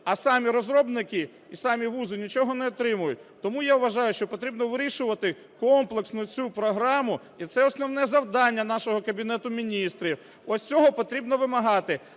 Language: Ukrainian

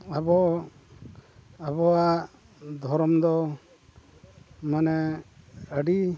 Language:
Santali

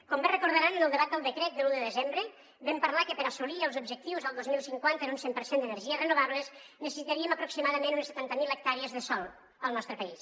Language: Catalan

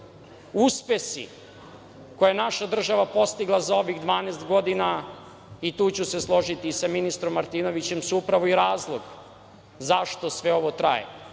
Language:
Serbian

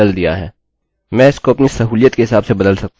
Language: Hindi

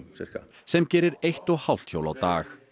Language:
Icelandic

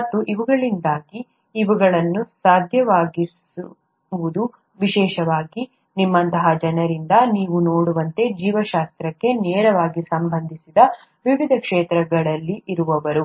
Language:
Kannada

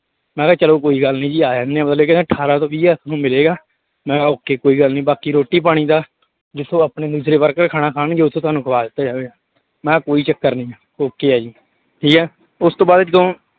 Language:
Punjabi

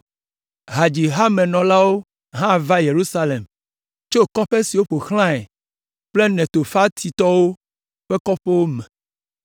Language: Ewe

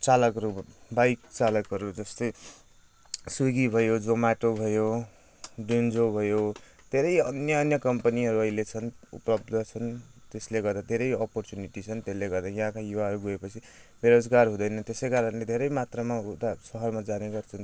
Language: Nepali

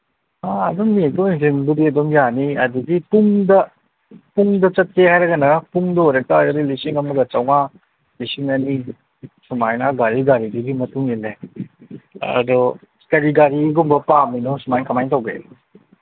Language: Manipuri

